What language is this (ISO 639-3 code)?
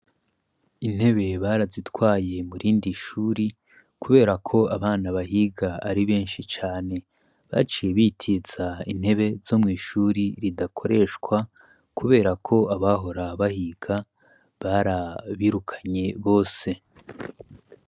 run